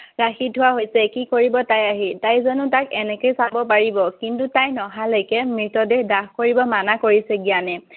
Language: Assamese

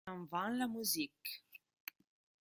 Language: Italian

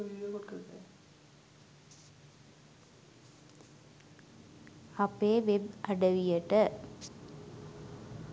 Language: Sinhala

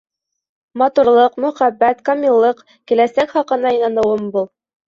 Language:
Bashkir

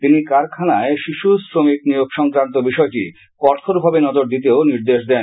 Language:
Bangla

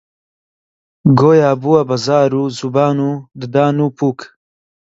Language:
Central Kurdish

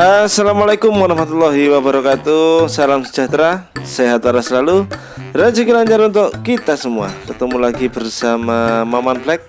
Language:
Indonesian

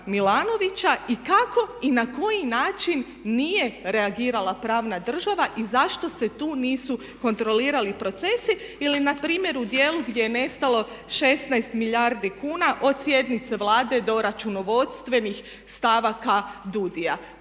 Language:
Croatian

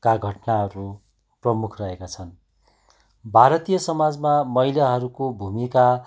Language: Nepali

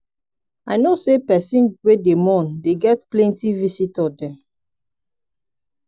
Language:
Nigerian Pidgin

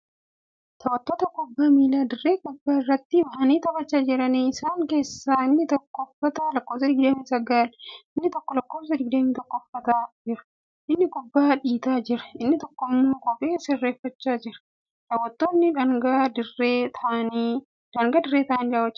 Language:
Oromo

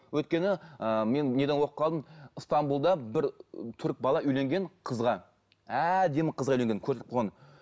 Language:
Kazakh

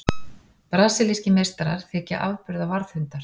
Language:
Icelandic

